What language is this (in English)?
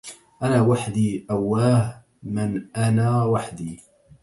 Arabic